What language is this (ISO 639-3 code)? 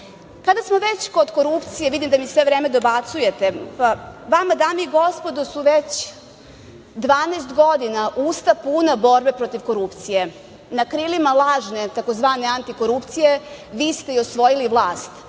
srp